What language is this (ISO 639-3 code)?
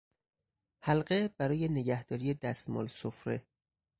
fas